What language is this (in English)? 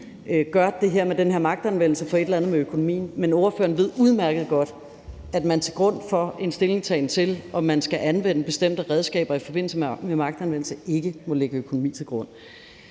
Danish